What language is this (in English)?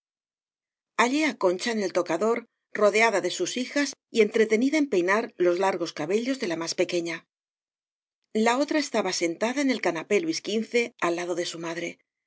Spanish